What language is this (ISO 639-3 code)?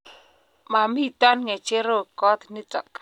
kln